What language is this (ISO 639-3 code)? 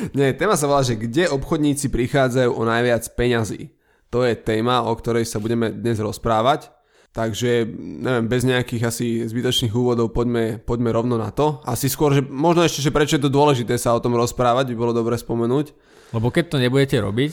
slk